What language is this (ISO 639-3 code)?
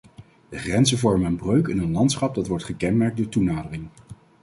nld